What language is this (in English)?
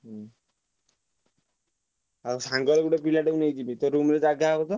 Odia